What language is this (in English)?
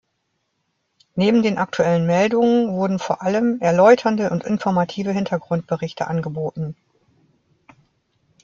German